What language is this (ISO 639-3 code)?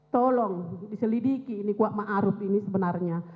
ind